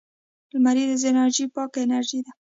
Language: Pashto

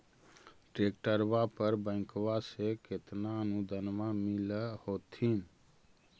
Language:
Magahi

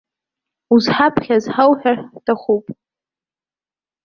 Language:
Abkhazian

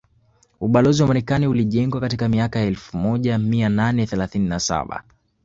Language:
Swahili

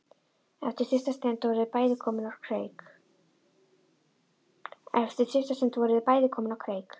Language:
Icelandic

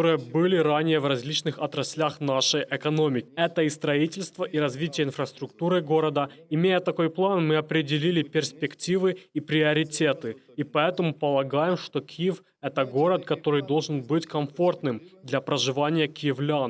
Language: Russian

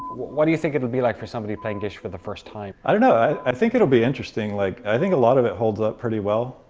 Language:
English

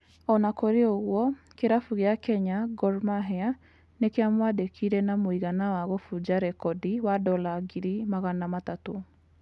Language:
Kikuyu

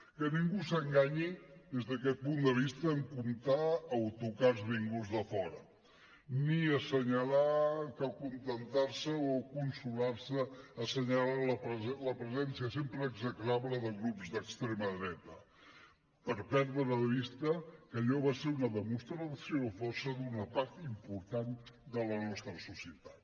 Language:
Catalan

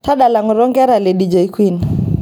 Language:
Masai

